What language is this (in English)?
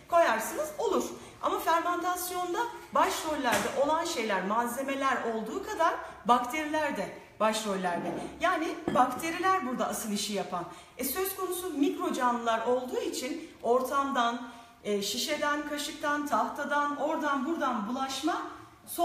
Turkish